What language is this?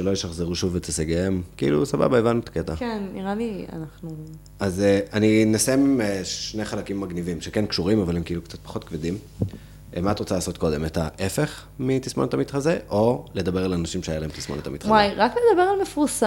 Hebrew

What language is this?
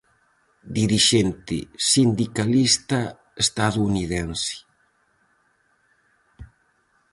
Galician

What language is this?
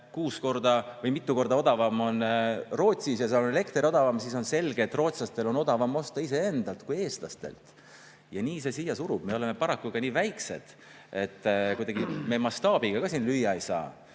Estonian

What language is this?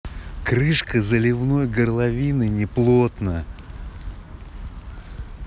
Russian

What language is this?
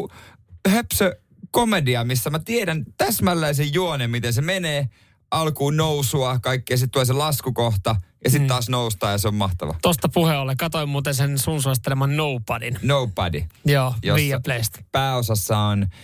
Finnish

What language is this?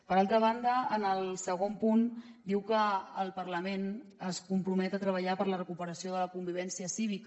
Catalan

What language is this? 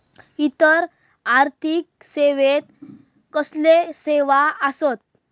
Marathi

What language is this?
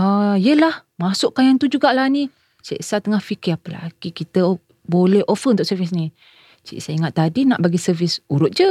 Malay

